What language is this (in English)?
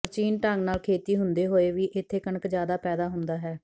Punjabi